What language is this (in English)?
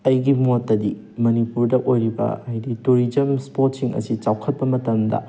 Manipuri